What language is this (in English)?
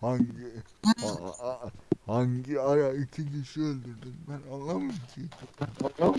Turkish